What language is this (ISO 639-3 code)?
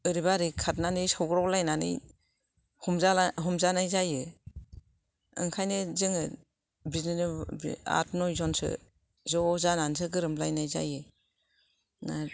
brx